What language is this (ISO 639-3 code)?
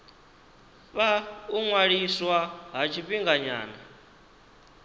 ven